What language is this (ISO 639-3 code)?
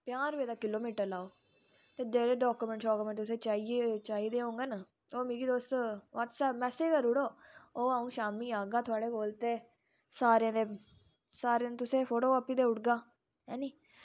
doi